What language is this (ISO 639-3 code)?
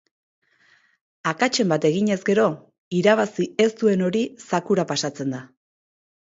eus